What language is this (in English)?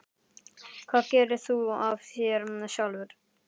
Icelandic